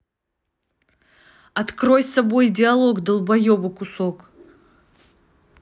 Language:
Russian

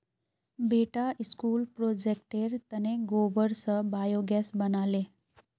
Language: Magahi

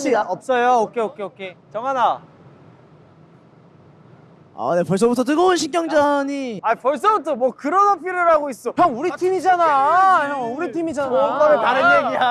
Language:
Korean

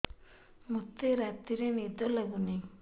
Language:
Odia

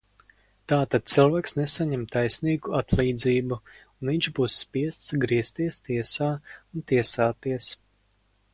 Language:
Latvian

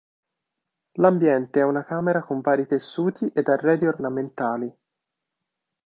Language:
Italian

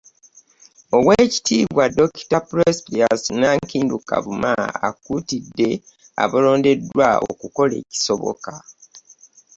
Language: Ganda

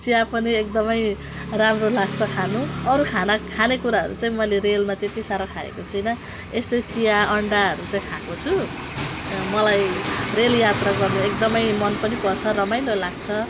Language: Nepali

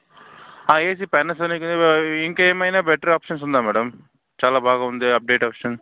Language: Telugu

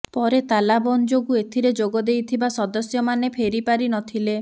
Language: Odia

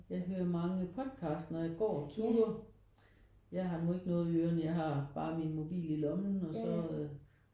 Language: Danish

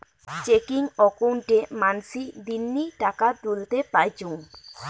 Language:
Bangla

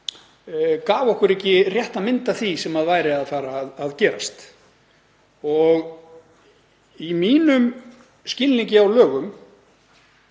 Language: Icelandic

